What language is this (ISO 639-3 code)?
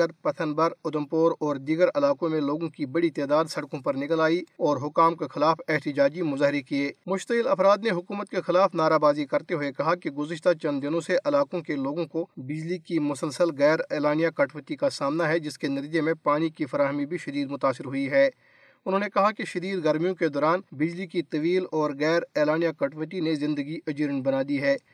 urd